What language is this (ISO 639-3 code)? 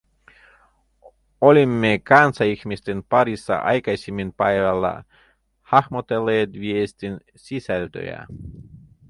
fin